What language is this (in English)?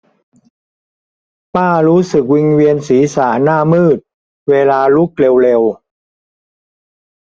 Thai